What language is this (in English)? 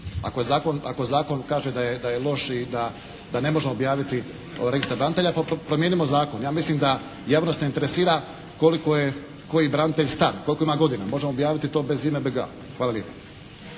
Croatian